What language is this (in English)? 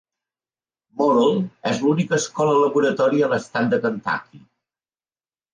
Catalan